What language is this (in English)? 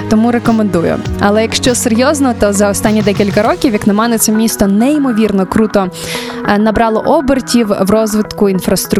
Ukrainian